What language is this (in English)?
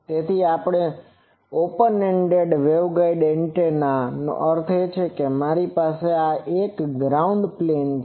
Gujarati